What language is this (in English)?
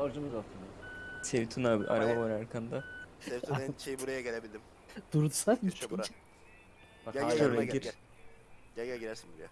Turkish